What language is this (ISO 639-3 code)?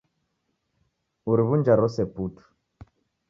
dav